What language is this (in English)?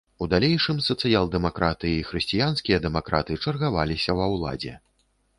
Belarusian